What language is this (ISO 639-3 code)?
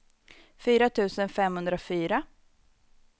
swe